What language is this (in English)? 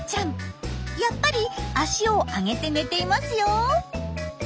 Japanese